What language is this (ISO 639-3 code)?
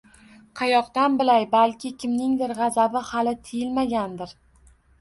uzb